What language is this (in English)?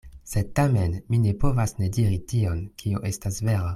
Esperanto